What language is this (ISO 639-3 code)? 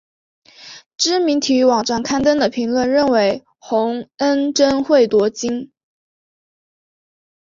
zho